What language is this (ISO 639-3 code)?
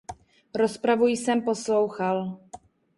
ces